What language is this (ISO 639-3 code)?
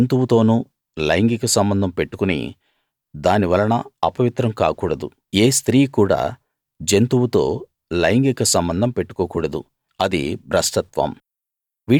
tel